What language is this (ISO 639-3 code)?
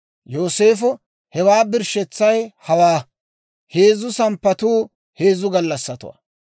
dwr